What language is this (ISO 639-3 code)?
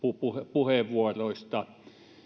fin